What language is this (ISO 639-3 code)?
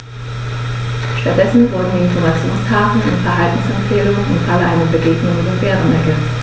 deu